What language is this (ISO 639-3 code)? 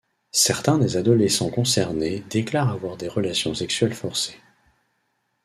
fra